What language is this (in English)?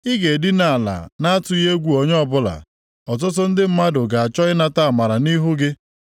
Igbo